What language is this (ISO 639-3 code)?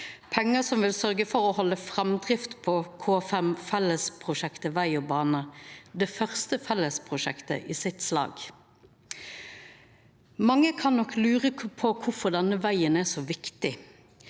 nor